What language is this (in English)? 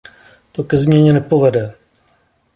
Czech